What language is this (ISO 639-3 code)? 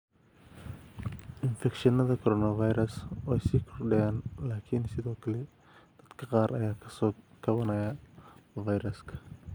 som